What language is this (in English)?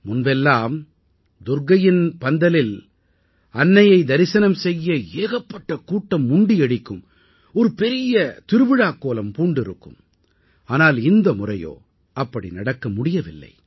Tamil